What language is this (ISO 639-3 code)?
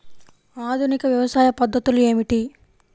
tel